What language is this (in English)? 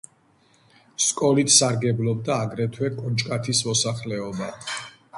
Georgian